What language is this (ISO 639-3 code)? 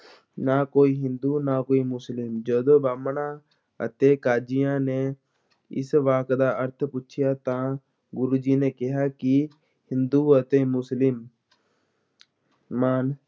pan